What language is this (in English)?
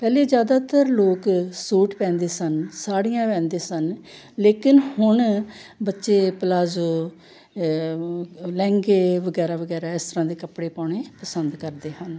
Punjabi